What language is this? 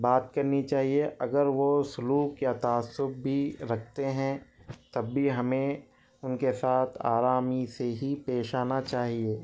Urdu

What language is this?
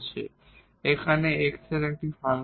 Bangla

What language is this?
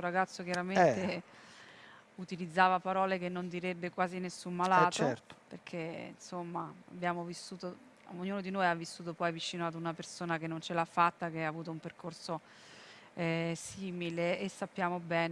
Italian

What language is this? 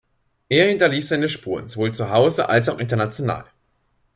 German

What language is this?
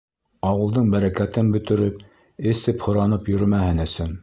Bashkir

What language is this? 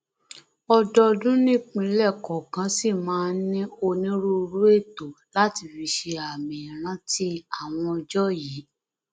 Yoruba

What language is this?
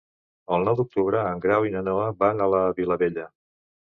Catalan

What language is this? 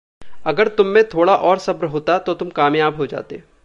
Hindi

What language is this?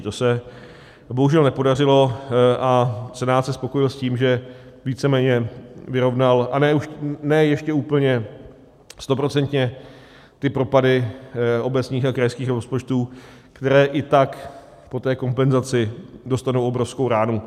Czech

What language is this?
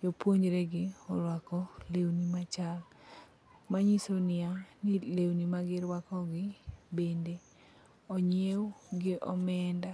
Luo (Kenya and Tanzania)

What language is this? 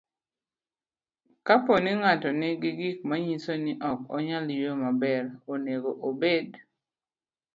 Luo (Kenya and Tanzania)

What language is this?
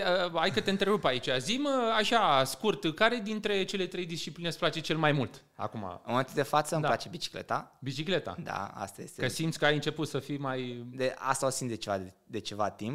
Romanian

